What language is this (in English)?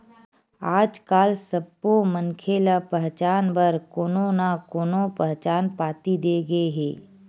Chhattisgarhi